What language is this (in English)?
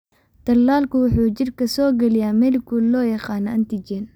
Somali